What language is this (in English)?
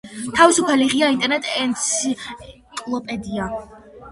Georgian